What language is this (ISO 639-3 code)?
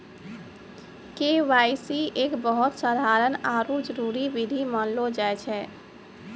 mai